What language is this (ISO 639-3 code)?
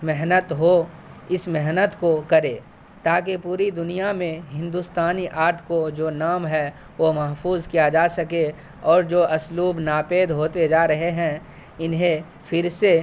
urd